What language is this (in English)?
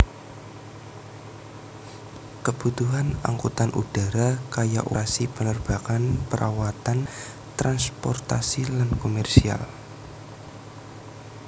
Javanese